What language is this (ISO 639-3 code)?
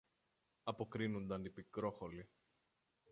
ell